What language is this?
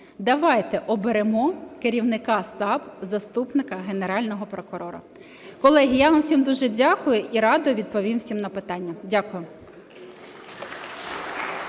Ukrainian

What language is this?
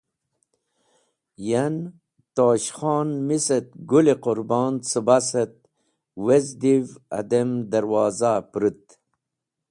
Wakhi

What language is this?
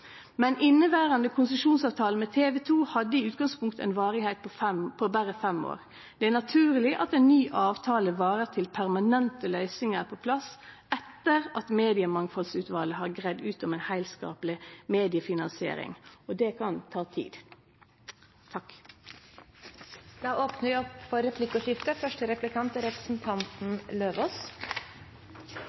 Norwegian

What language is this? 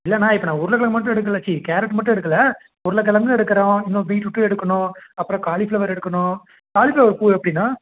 Tamil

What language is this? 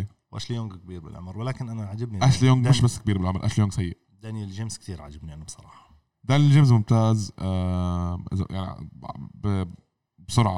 Arabic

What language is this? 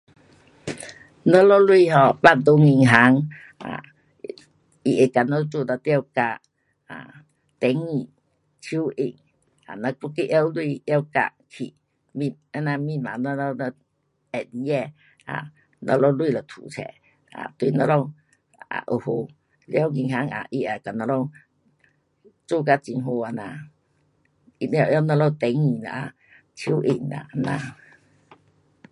Pu-Xian Chinese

